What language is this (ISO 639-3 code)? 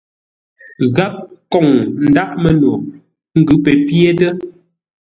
nla